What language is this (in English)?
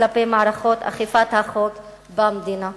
Hebrew